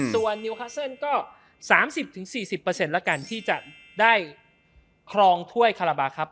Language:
Thai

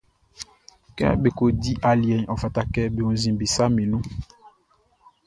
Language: Baoulé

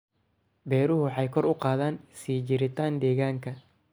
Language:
Somali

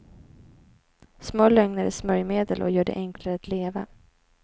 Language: Swedish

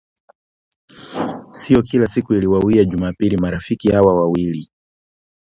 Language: Swahili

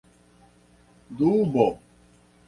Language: Esperanto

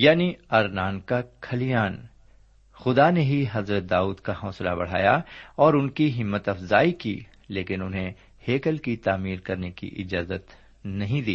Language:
Urdu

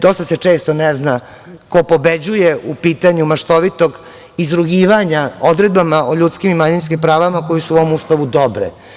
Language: Serbian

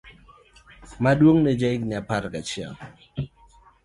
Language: Luo (Kenya and Tanzania)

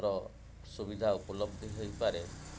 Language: Odia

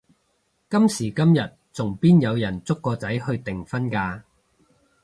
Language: Cantonese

